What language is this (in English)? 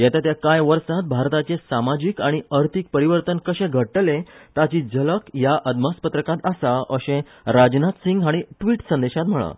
Konkani